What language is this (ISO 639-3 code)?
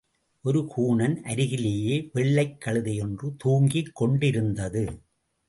tam